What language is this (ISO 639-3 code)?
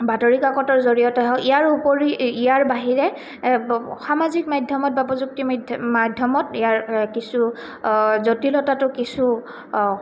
asm